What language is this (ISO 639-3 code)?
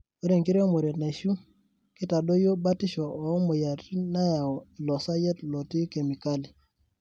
mas